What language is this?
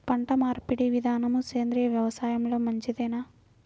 Telugu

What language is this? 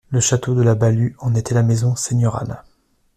French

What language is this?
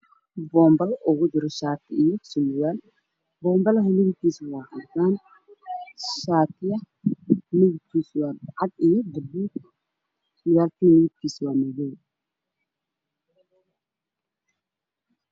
Somali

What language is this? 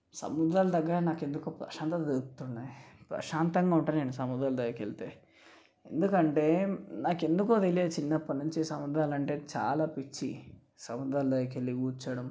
Telugu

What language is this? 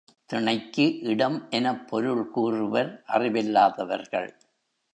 Tamil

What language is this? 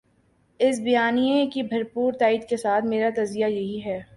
Urdu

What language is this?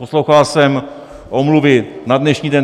Czech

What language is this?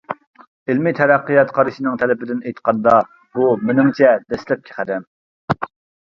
Uyghur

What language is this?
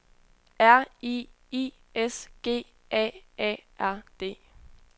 Danish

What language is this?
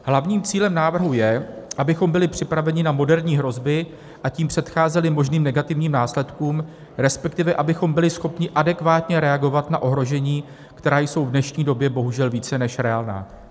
Czech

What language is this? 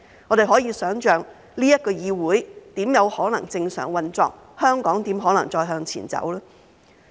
Cantonese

